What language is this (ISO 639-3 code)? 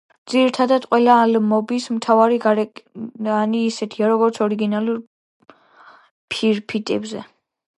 kat